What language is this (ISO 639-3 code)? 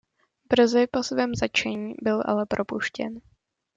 ces